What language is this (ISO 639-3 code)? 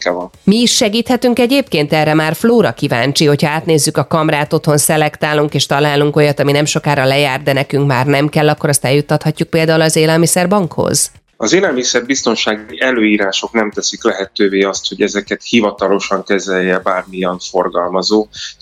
hun